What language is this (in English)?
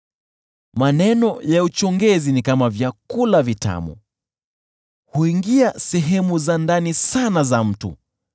Swahili